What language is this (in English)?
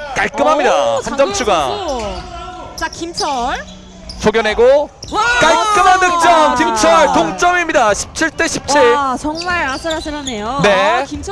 Korean